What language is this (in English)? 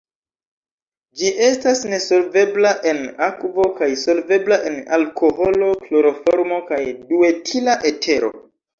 Esperanto